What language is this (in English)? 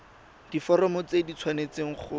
Tswana